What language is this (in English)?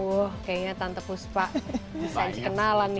Indonesian